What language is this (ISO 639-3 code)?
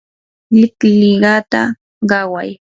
qur